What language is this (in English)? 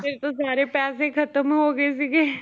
Punjabi